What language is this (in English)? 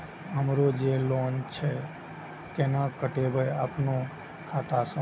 Maithili